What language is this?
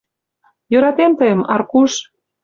Mari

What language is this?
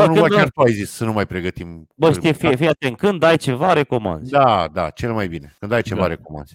Romanian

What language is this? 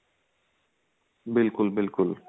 Punjabi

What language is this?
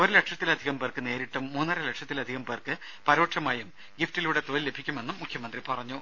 Malayalam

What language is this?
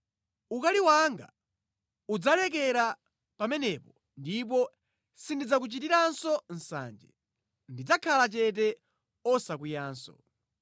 Nyanja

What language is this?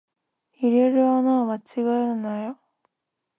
Japanese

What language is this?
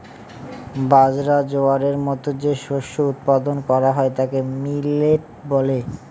Bangla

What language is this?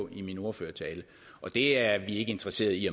Danish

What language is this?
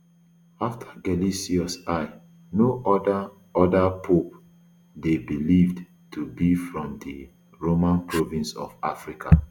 Nigerian Pidgin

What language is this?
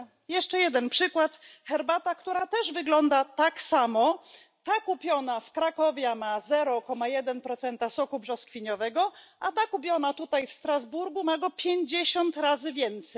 Polish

